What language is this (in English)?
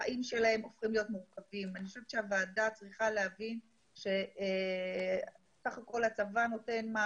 Hebrew